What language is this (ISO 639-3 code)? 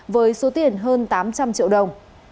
vie